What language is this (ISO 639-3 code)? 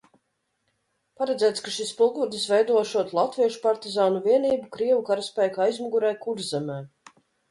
lav